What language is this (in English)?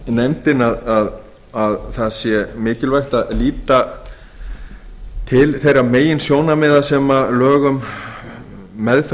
Icelandic